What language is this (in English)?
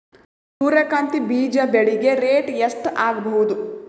Kannada